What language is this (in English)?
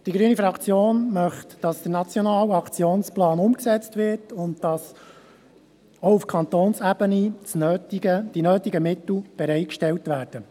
Swiss German